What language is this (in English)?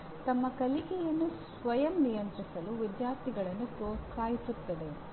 Kannada